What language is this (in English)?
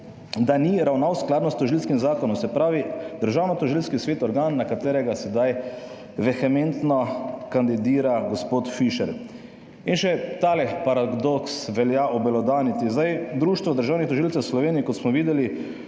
Slovenian